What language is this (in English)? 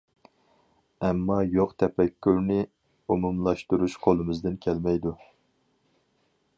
Uyghur